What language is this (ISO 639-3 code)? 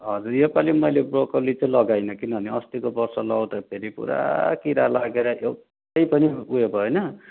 nep